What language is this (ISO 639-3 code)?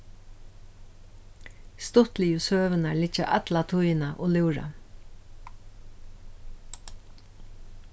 fao